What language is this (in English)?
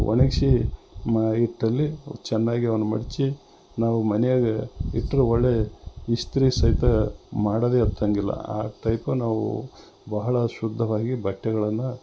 Kannada